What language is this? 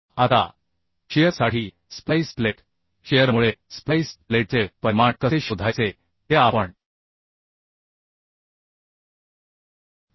Marathi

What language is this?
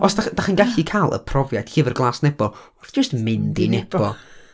Welsh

